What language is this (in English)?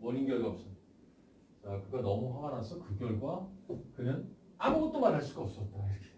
Korean